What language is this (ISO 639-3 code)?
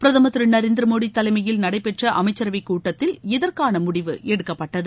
tam